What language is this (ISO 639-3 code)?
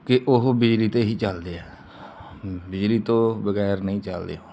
pan